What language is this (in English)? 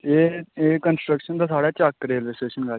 Dogri